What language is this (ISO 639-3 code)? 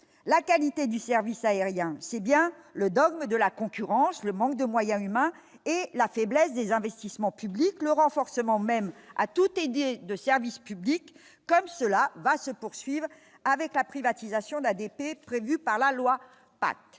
fra